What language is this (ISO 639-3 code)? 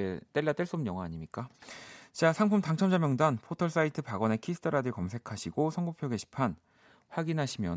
kor